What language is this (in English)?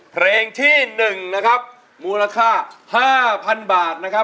Thai